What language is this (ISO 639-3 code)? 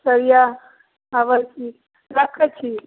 mai